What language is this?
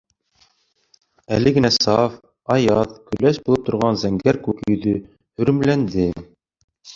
Bashkir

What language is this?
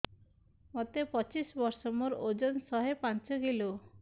Odia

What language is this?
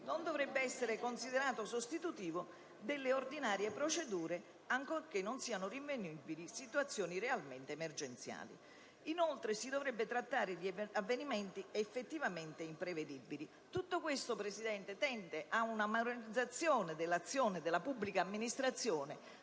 Italian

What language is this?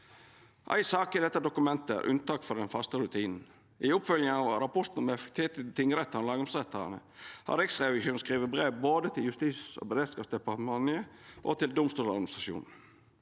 Norwegian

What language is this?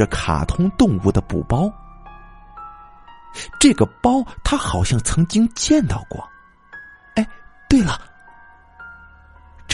Chinese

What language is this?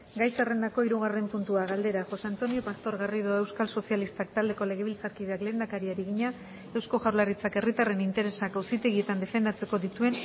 Basque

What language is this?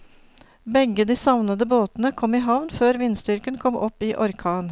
Norwegian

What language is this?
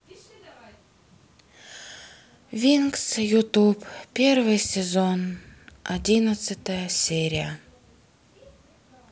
Russian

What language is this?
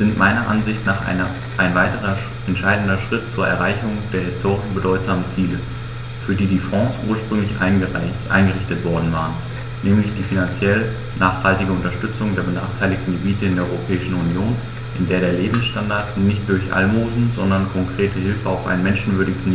German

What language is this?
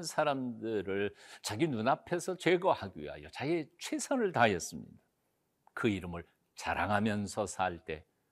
Korean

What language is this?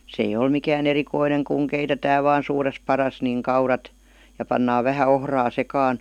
Finnish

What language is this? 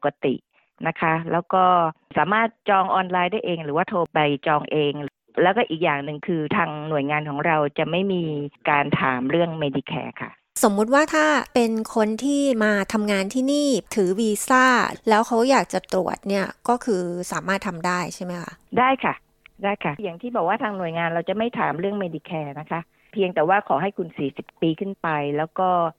Thai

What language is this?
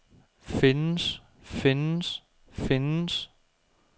Danish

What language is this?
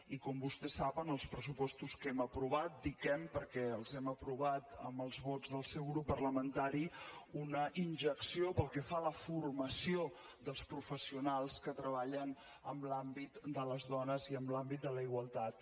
Catalan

